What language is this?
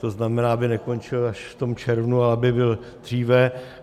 Czech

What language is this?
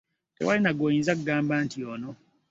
Ganda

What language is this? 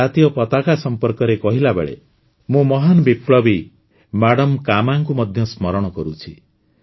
Odia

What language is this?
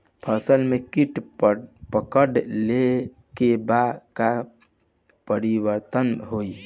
Bhojpuri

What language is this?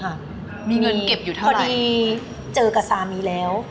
Thai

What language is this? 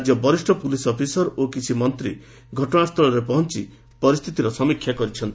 Odia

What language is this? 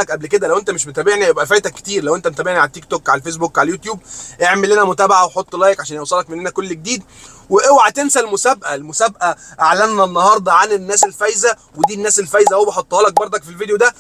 Arabic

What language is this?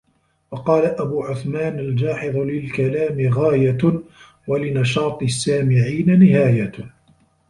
Arabic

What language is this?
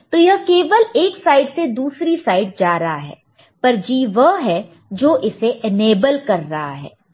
Hindi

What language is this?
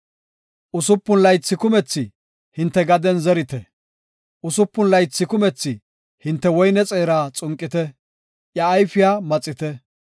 Gofa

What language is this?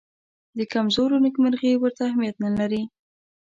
Pashto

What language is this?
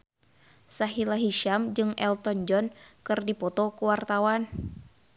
Sundanese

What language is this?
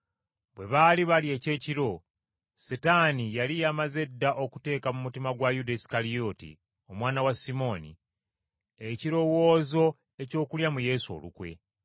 Ganda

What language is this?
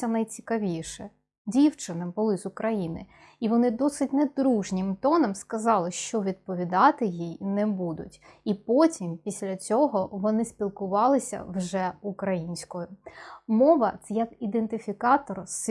Ukrainian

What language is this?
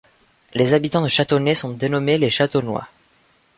French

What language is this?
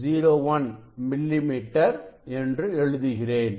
Tamil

